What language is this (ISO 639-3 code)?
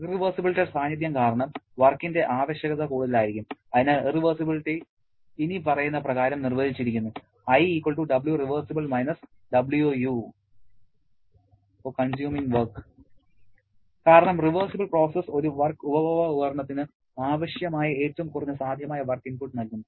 mal